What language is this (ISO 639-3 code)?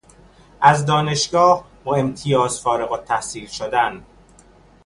fas